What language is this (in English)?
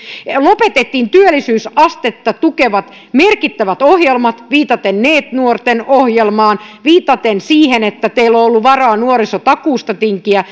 Finnish